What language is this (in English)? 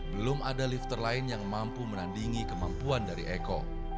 Indonesian